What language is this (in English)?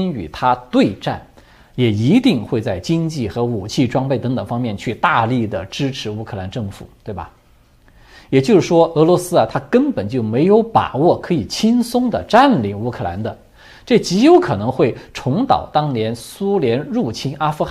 Chinese